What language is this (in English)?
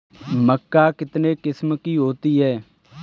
Hindi